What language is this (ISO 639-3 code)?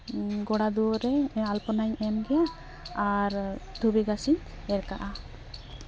sat